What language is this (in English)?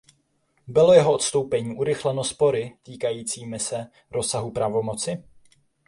Czech